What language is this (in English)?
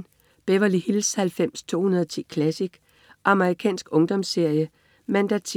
Danish